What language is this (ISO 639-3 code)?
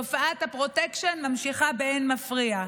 heb